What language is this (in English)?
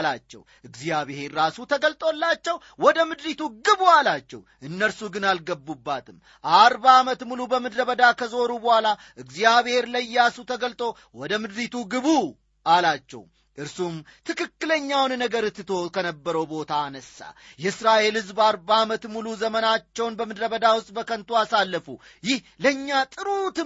Amharic